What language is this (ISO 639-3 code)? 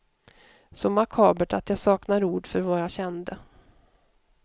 swe